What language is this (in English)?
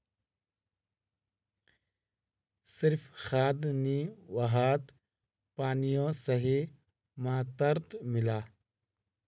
Magahi